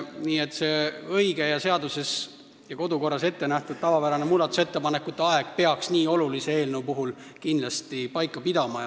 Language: Estonian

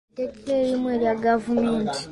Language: Ganda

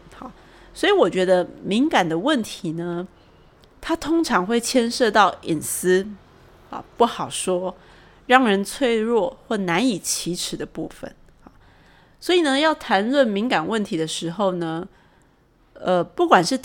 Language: Chinese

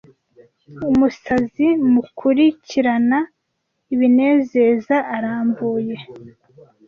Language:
Kinyarwanda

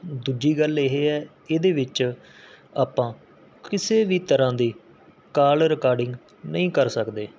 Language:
Punjabi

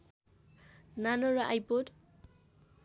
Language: Nepali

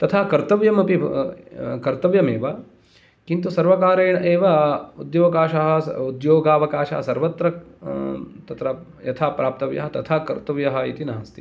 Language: Sanskrit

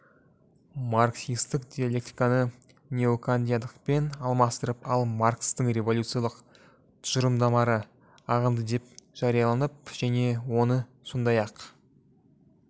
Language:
Kazakh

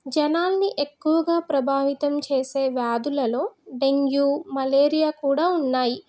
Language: Telugu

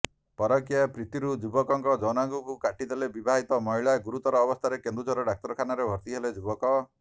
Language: Odia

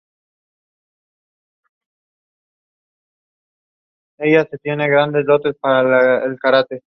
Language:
Spanish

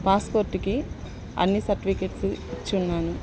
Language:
Telugu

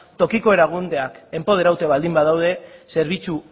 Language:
Basque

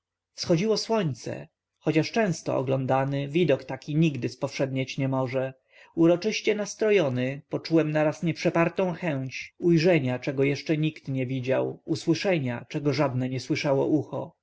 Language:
Polish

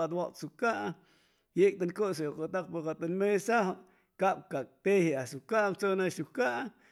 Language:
Chimalapa Zoque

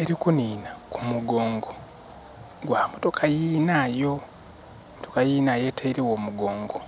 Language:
Soga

